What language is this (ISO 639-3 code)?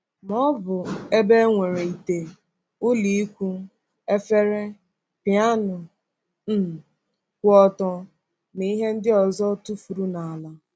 ibo